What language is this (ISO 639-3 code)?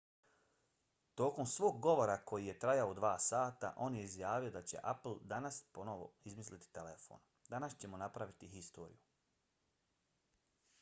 bos